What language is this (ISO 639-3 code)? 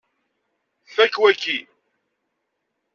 kab